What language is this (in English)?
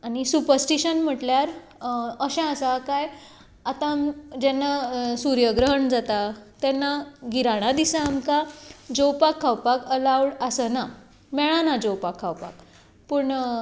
Konkani